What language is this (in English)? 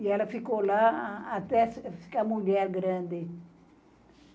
Portuguese